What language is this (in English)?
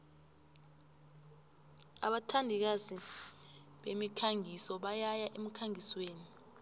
South Ndebele